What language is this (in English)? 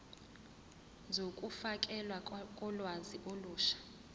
Zulu